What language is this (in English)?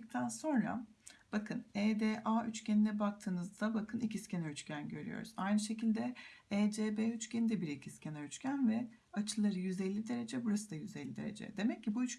Turkish